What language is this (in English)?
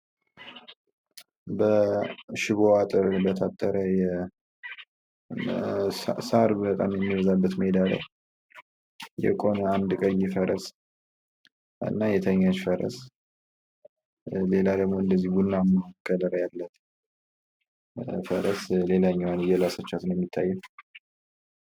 Amharic